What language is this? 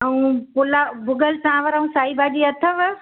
Sindhi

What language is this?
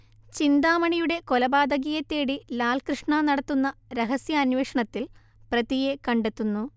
Malayalam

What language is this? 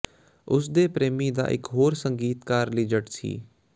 Punjabi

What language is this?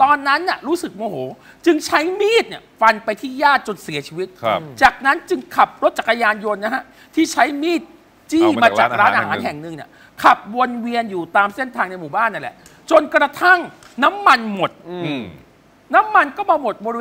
Thai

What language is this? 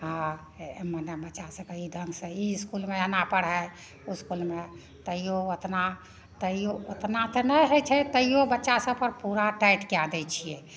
Maithili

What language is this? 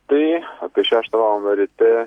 Lithuanian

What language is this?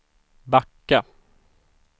Swedish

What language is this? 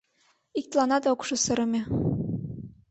Mari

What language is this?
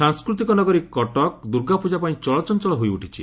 Odia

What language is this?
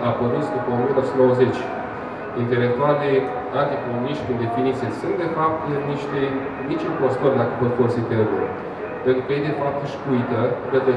Romanian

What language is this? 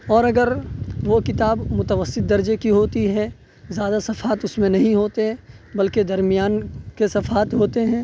Urdu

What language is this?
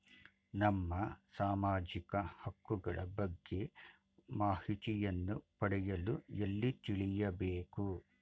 Kannada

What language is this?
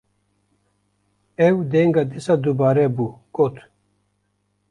Kurdish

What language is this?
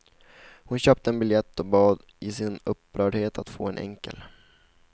Swedish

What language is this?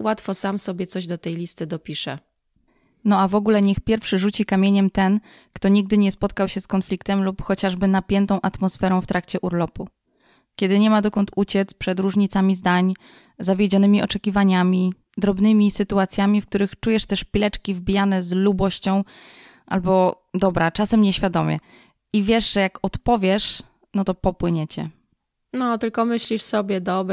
Polish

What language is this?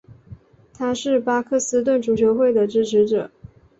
Chinese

